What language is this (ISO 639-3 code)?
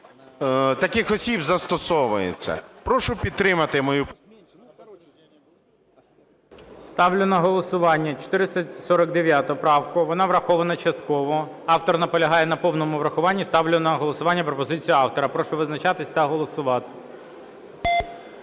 ukr